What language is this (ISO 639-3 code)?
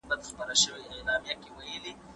pus